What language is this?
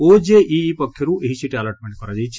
Odia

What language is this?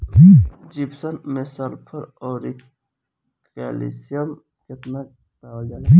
Bhojpuri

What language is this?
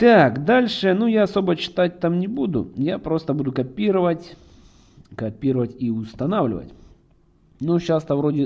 Russian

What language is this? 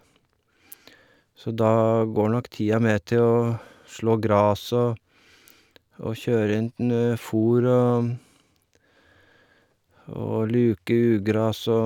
Norwegian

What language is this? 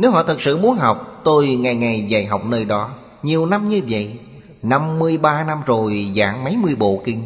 Vietnamese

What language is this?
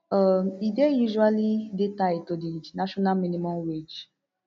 Nigerian Pidgin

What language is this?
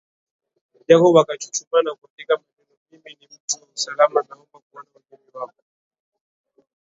Swahili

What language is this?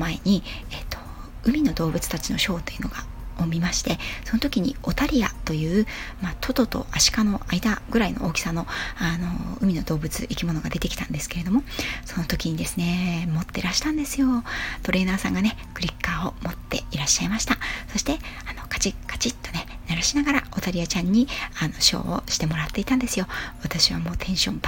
Japanese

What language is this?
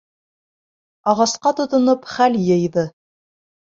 Bashkir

